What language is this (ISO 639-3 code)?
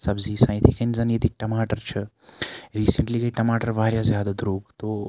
kas